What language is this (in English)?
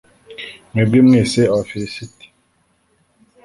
Kinyarwanda